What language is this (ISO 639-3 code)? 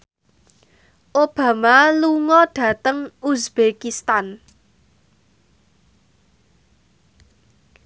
jav